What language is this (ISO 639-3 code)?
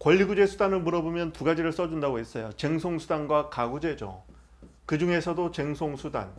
kor